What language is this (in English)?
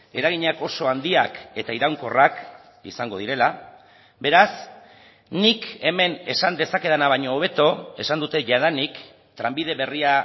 Basque